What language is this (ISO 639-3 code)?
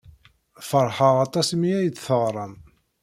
kab